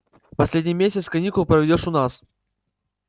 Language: Russian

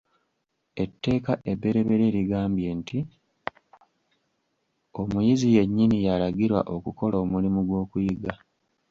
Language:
Ganda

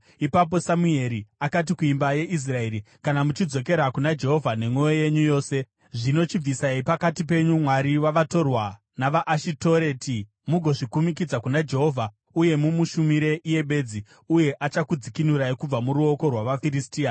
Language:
Shona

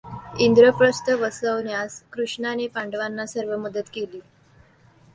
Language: Marathi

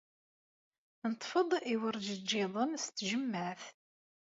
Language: Kabyle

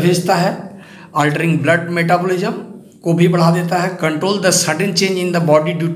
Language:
Hindi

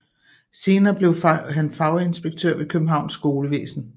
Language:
Danish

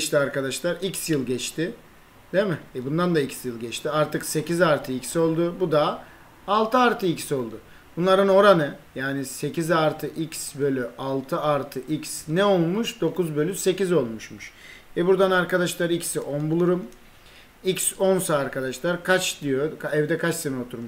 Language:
Turkish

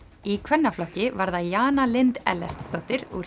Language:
Icelandic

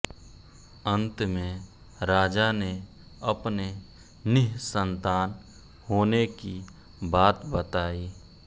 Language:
Hindi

